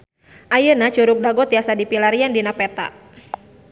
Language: Sundanese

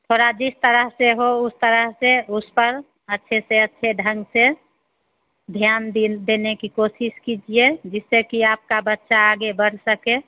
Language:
Hindi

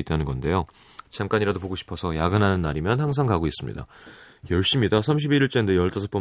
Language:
Korean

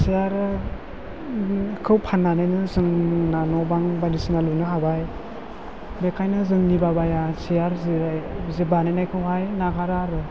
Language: Bodo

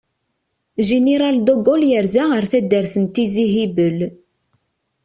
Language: Kabyle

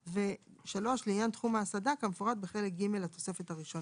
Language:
Hebrew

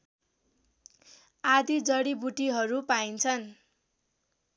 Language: Nepali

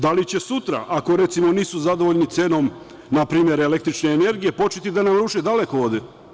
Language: Serbian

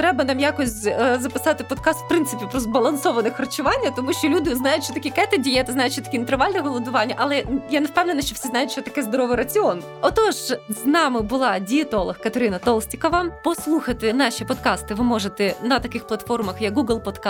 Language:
Ukrainian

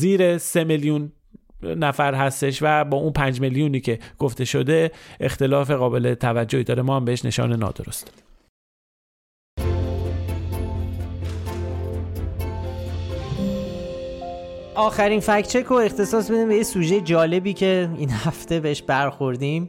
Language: Persian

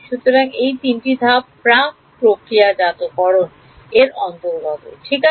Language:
Bangla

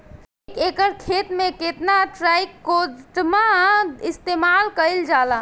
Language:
Bhojpuri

